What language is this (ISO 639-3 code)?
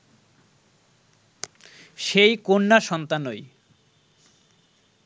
ben